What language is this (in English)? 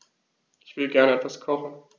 German